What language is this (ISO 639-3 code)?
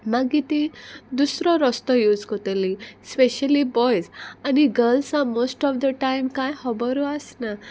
kok